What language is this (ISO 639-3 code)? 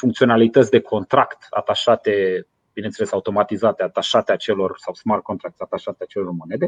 ron